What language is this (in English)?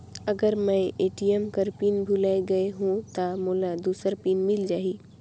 Chhattisgarhi